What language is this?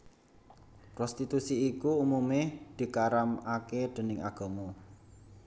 Javanese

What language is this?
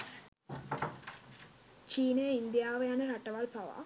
Sinhala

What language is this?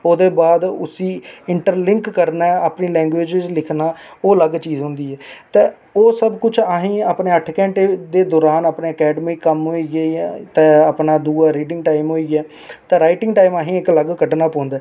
Dogri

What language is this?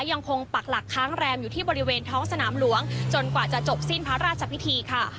Thai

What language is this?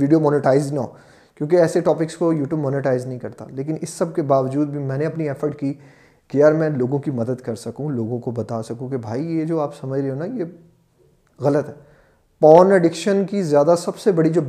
Urdu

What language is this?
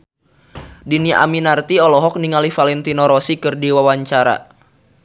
Sundanese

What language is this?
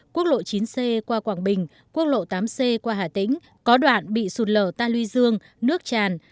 Vietnamese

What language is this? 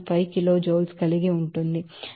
Telugu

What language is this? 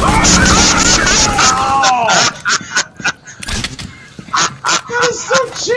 English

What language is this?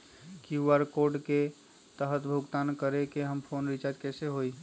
Magahi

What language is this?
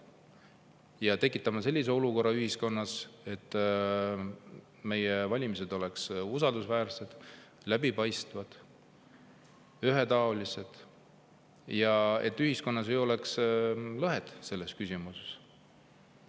Estonian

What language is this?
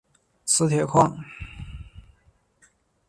Chinese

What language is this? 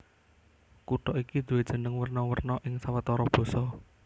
Javanese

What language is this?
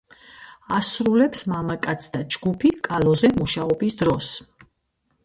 Georgian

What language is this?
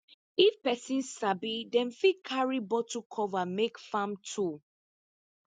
Nigerian Pidgin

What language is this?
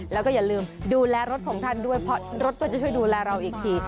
Thai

